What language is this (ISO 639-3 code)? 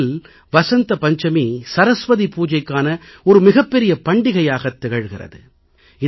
tam